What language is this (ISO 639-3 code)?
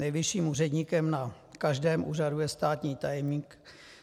ces